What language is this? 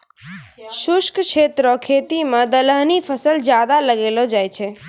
Maithili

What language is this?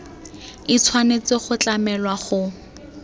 Tswana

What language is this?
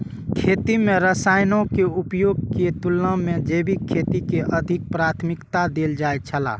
Maithili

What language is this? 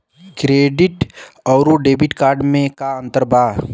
Bhojpuri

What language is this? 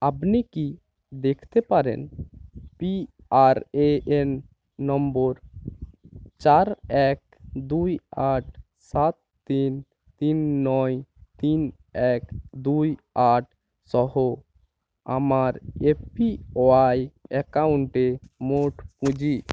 Bangla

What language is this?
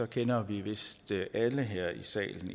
Danish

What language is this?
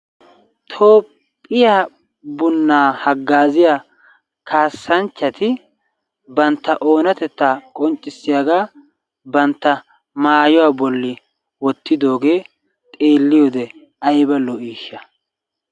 Wolaytta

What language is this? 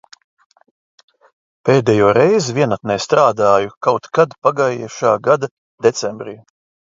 Latvian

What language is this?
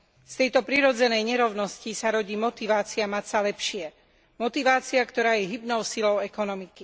Slovak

